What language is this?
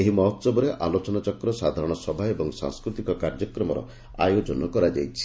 Odia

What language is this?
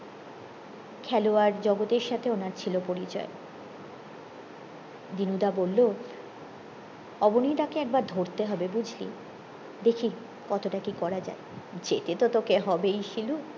Bangla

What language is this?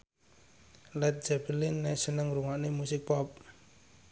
Javanese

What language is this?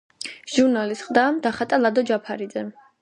Georgian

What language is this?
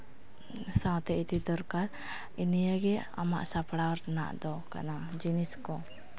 Santali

